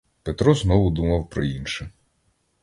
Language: Ukrainian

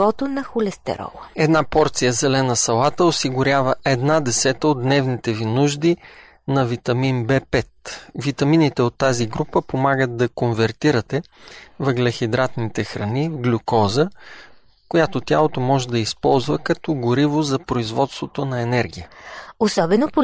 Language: Bulgarian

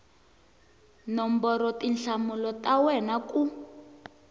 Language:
Tsonga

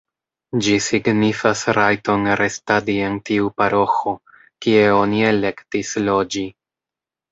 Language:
Esperanto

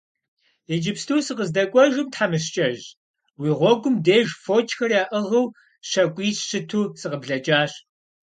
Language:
Kabardian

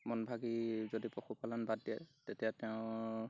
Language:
Assamese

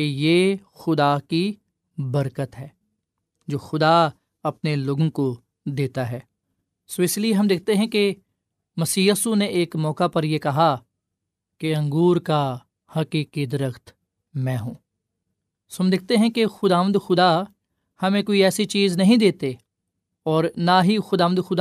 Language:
Urdu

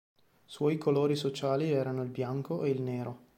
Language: Italian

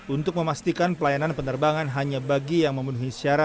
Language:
Indonesian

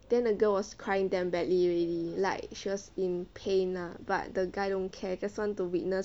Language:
English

